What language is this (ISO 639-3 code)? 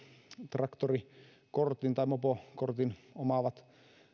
fin